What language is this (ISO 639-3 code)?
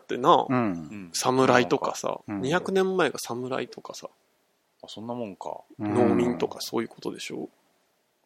jpn